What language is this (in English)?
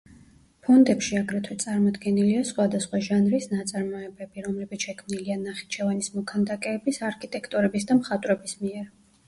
Georgian